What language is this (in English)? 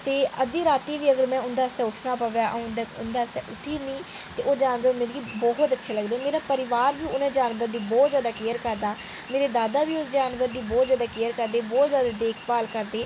Dogri